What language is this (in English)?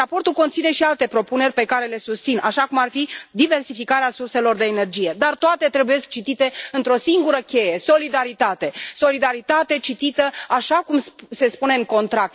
Romanian